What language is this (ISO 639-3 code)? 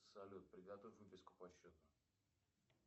rus